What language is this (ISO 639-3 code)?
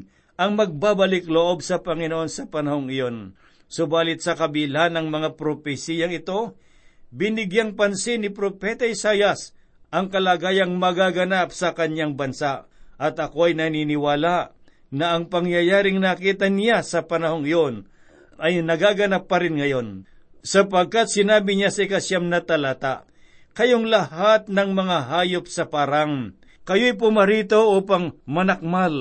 fil